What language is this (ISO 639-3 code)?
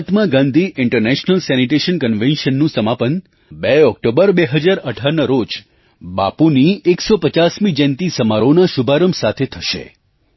guj